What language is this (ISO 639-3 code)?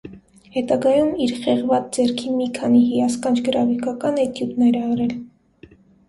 hye